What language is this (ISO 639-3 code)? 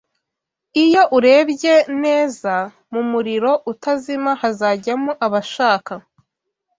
kin